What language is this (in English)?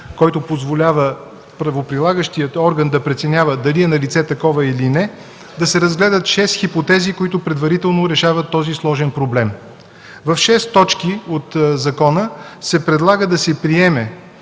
Bulgarian